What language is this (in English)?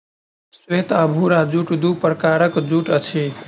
Maithili